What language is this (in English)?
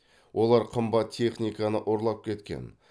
Kazakh